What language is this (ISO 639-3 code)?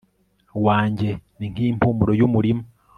kin